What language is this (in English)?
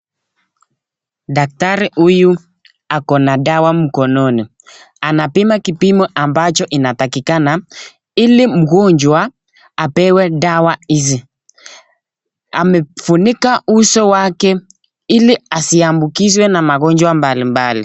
Swahili